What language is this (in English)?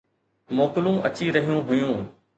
Sindhi